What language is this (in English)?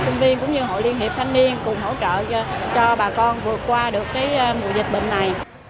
Vietnamese